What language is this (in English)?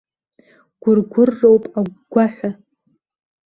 Abkhazian